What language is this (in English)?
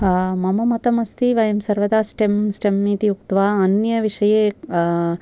Sanskrit